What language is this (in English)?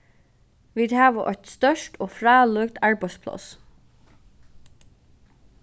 Faroese